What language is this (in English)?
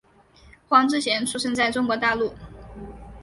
Chinese